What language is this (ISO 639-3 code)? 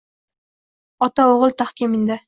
uzb